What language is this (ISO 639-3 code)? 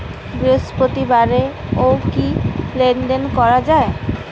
ben